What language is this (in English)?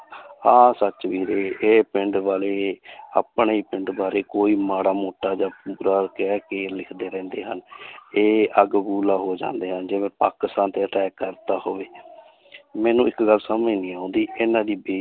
Punjabi